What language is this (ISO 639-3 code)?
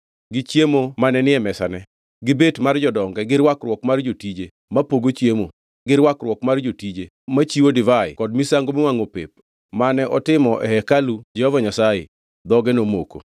luo